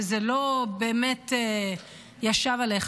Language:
Hebrew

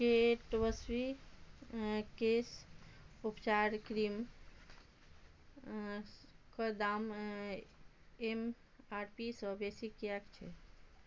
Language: Maithili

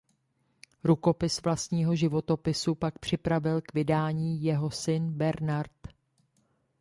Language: Czech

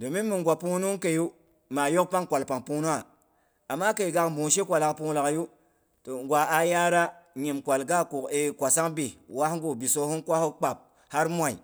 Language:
Boghom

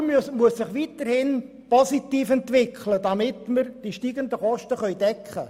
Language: Swiss German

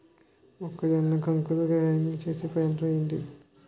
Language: Telugu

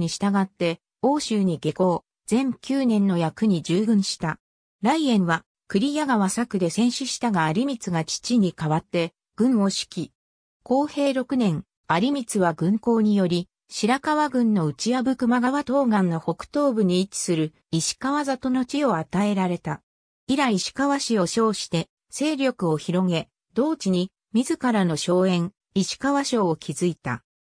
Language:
Japanese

